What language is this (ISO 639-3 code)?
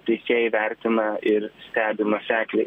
lit